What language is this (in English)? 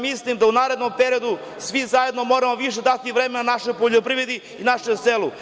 Serbian